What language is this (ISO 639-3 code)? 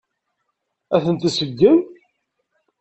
kab